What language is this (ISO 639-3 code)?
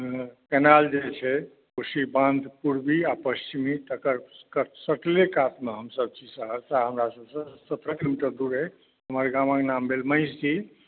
mai